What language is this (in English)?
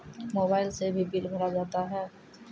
Maithili